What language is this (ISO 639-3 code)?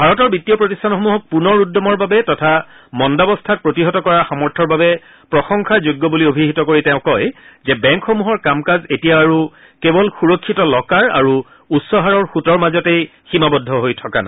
asm